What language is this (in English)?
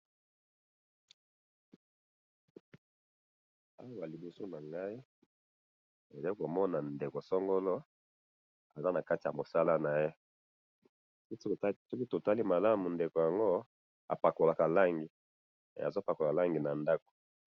Lingala